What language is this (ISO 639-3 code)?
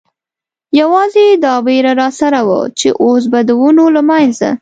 pus